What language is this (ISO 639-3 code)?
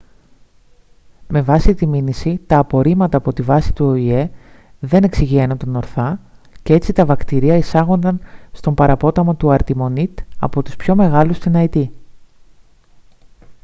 ell